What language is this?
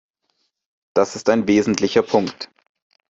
German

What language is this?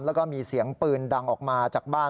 Thai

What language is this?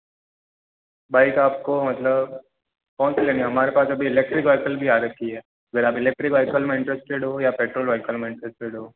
Hindi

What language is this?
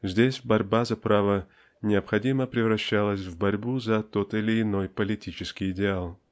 Russian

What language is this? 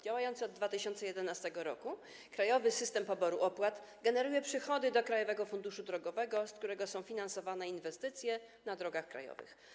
Polish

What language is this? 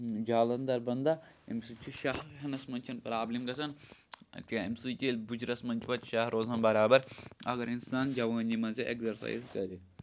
Kashmiri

